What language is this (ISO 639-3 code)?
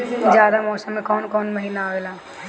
bho